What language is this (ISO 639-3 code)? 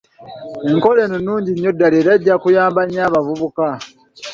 lug